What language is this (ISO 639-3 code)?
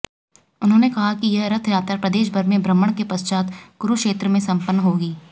hin